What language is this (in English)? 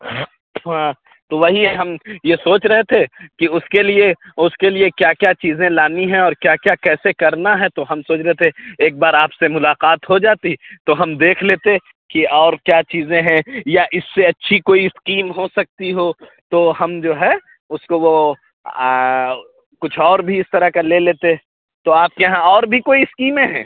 Urdu